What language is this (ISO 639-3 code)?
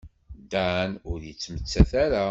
kab